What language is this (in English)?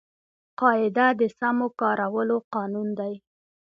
Pashto